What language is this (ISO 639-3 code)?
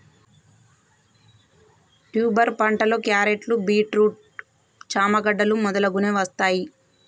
tel